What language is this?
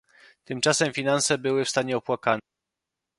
Polish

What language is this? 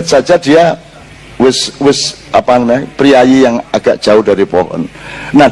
Indonesian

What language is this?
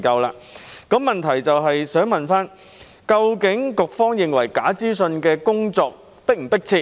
Cantonese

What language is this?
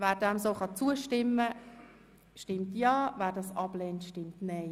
Swiss German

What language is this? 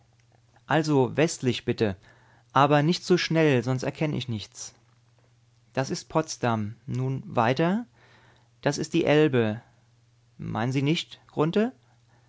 German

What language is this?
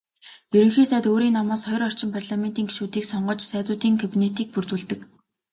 Mongolian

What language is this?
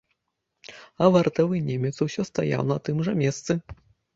Belarusian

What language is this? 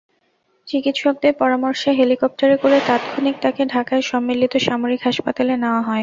Bangla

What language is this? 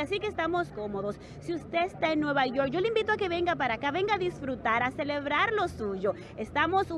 Spanish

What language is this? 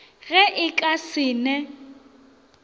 Northern Sotho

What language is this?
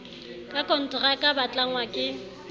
Southern Sotho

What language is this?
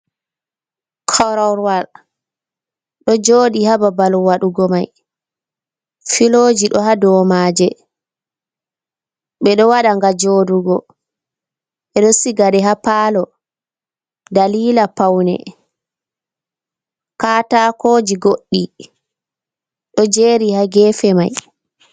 Fula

